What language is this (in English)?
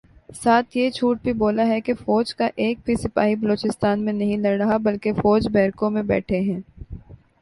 Urdu